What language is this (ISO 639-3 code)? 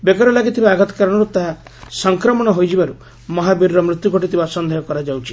ori